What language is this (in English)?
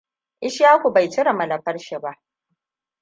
Hausa